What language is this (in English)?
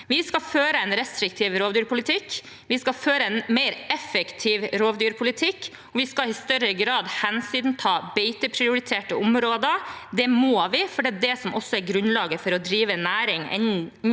Norwegian